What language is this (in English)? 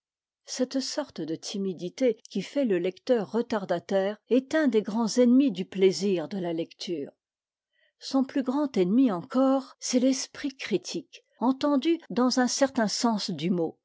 French